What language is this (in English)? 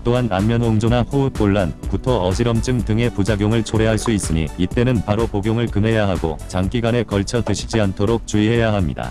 Korean